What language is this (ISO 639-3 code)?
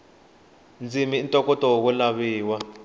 tso